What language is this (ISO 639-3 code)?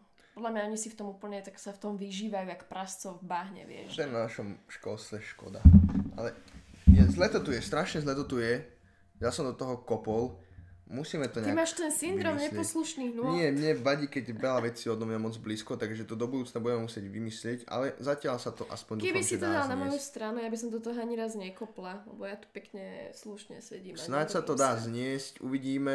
slk